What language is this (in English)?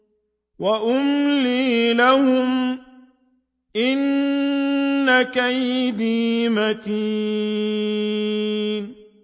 Arabic